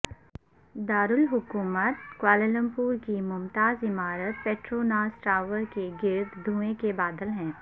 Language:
Urdu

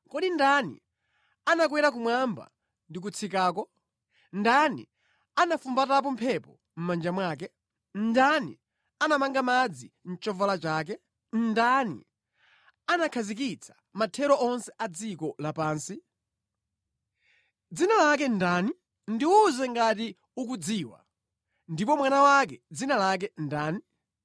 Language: Nyanja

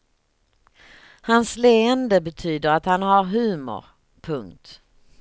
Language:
Swedish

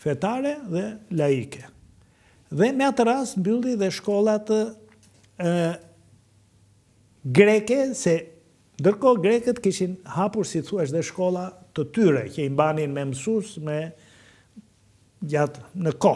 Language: Romanian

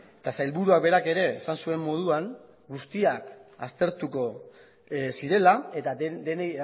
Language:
Basque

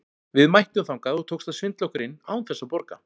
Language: Icelandic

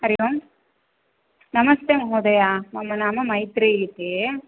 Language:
Sanskrit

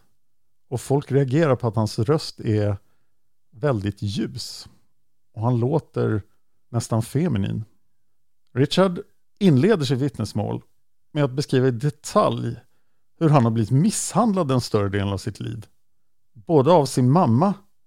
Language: Swedish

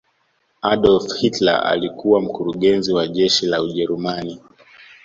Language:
Swahili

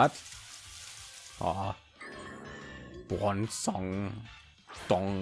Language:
German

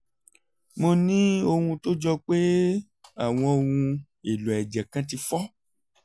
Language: Yoruba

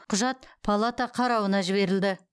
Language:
Kazakh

